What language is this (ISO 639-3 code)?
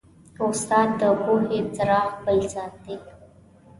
pus